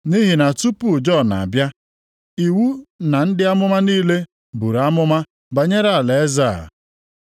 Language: Igbo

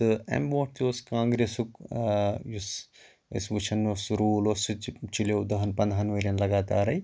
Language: Kashmiri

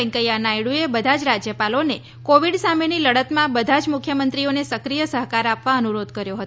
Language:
Gujarati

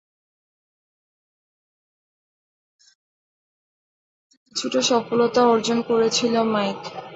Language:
Bangla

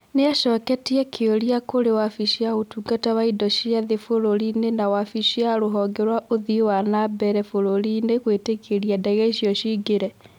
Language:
Kikuyu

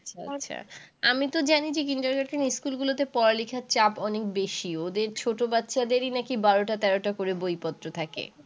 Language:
Bangla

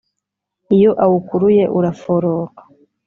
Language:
Kinyarwanda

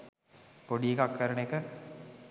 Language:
Sinhala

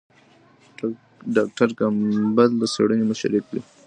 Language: Pashto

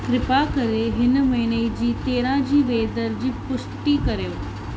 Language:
Sindhi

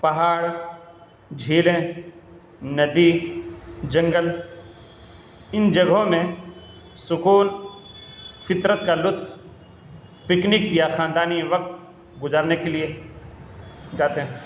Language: Urdu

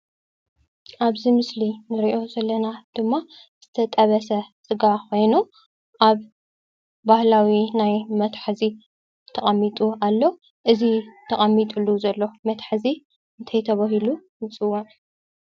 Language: Tigrinya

